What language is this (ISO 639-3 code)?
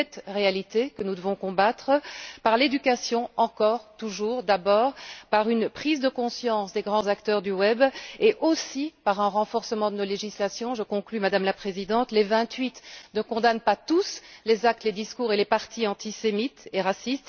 fra